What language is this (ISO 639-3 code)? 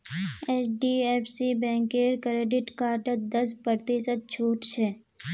mag